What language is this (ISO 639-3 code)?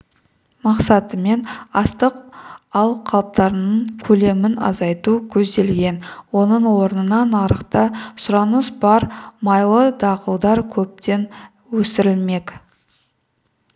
kaz